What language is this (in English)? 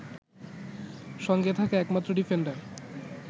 Bangla